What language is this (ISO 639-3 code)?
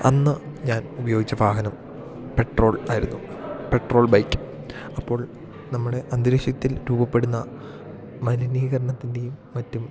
mal